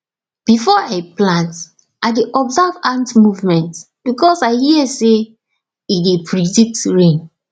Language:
Nigerian Pidgin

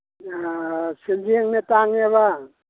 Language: Manipuri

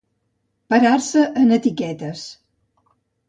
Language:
Catalan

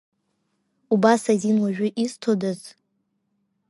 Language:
Abkhazian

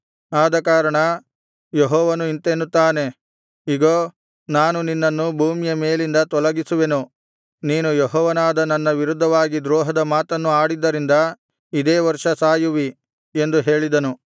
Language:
Kannada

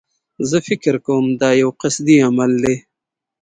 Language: Pashto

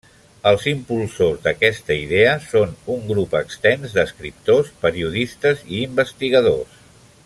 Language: Catalan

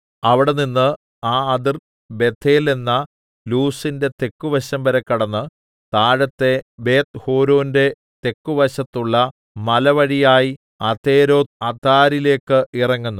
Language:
Malayalam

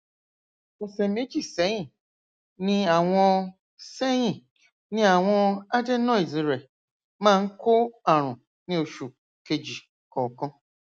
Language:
Yoruba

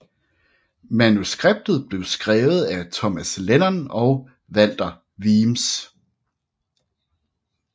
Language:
Danish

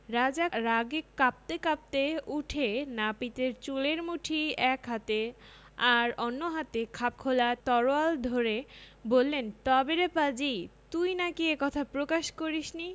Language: Bangla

